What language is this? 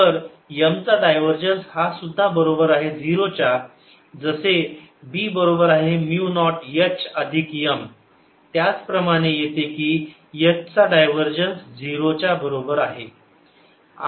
Marathi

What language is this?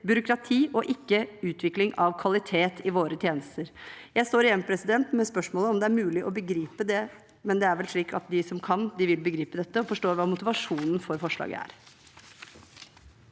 Norwegian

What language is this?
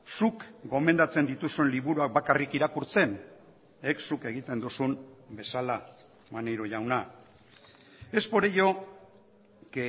Basque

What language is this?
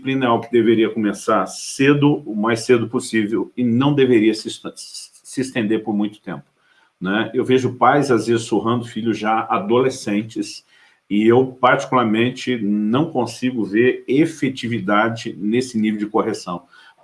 Portuguese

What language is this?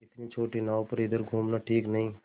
Hindi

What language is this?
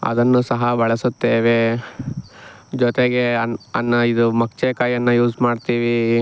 Kannada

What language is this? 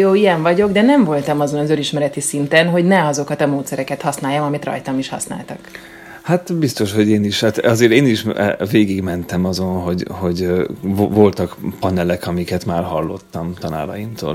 Hungarian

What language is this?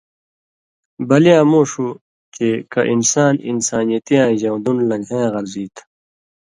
Indus Kohistani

